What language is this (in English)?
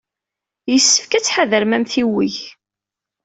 Kabyle